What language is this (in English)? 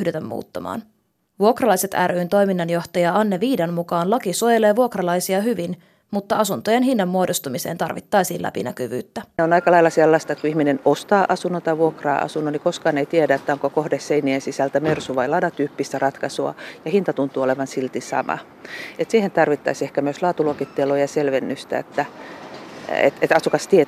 Finnish